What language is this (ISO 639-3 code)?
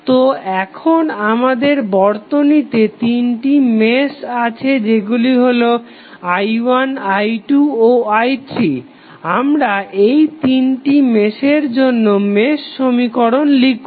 ben